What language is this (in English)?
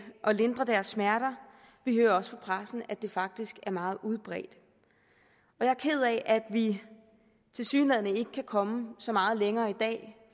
Danish